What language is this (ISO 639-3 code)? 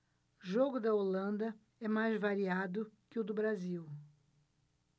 por